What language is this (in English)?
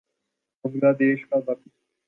Urdu